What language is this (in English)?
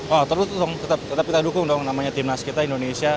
Indonesian